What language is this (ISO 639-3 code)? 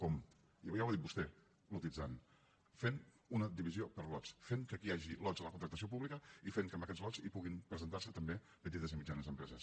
cat